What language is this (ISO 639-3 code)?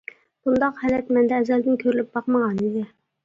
uig